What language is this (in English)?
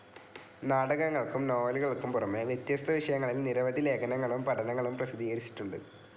Malayalam